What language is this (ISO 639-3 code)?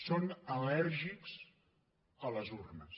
cat